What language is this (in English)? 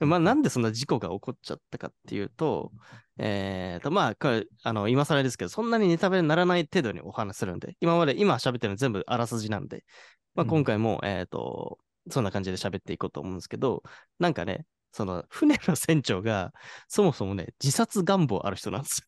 Japanese